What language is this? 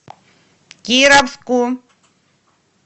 Russian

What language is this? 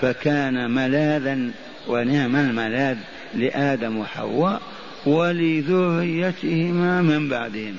Arabic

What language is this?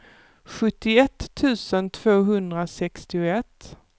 Swedish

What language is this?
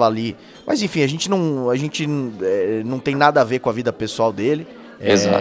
Portuguese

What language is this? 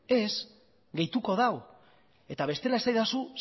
Basque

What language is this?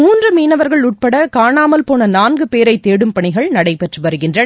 Tamil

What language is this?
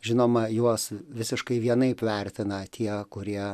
Lithuanian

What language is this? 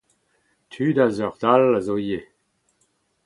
Breton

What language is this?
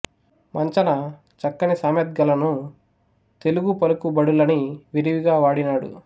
Telugu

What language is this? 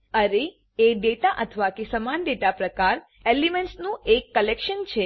Gujarati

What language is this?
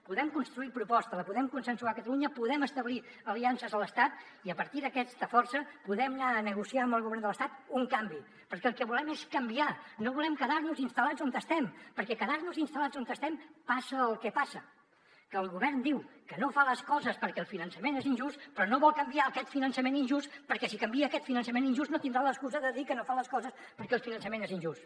Catalan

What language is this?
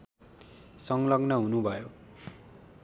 Nepali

